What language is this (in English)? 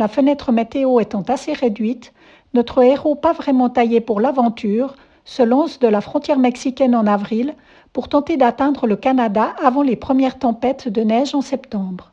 French